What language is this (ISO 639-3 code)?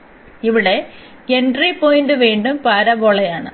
mal